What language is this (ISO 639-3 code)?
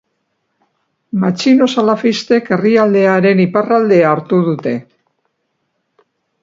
eus